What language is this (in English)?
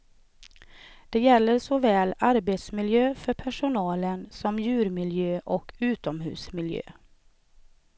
Swedish